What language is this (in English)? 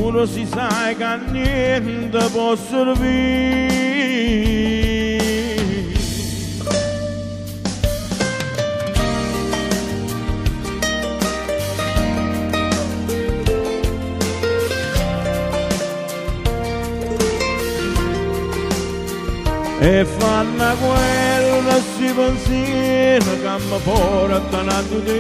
Romanian